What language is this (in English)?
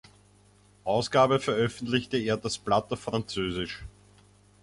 German